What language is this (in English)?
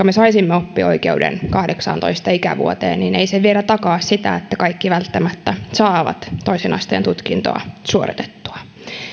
Finnish